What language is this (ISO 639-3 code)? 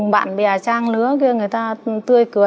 vie